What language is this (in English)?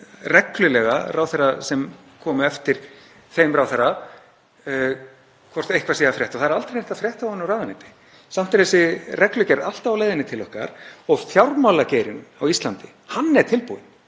Icelandic